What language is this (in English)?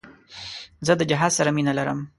Pashto